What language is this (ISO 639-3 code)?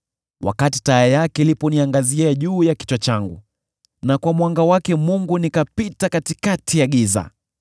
swa